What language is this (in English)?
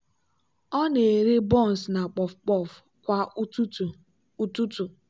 Igbo